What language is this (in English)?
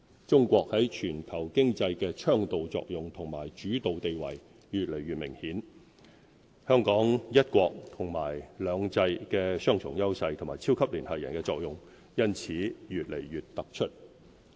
Cantonese